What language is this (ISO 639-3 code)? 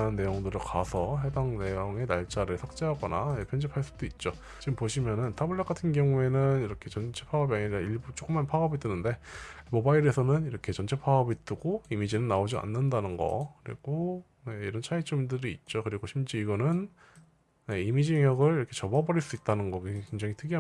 kor